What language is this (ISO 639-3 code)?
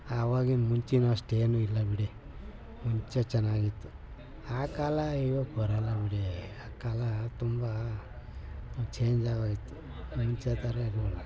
kan